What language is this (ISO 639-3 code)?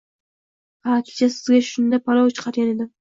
uzb